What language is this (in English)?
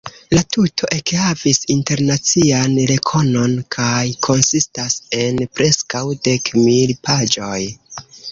Esperanto